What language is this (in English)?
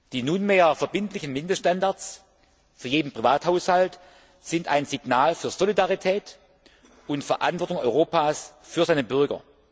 German